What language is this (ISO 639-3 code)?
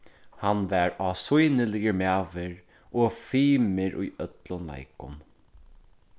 fao